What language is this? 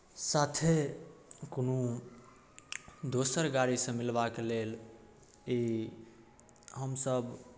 Maithili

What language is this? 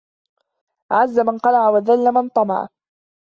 Arabic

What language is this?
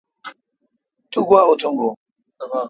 Kalkoti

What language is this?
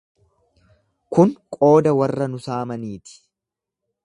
Oromo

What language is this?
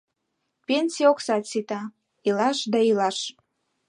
Mari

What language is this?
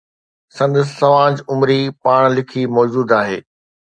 Sindhi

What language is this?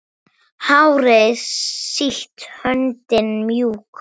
Icelandic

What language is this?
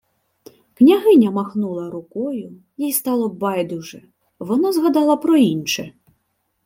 Ukrainian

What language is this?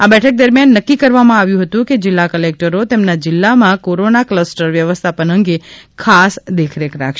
Gujarati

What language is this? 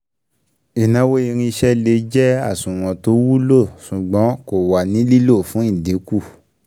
Yoruba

